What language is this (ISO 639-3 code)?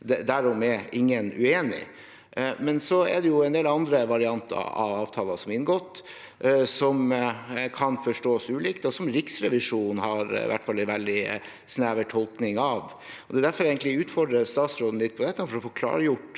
nor